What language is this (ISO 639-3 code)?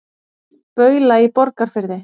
isl